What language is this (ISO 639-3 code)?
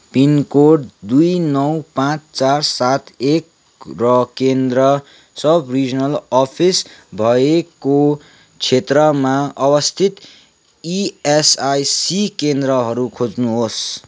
nep